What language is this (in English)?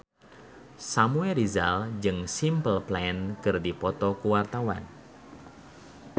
Sundanese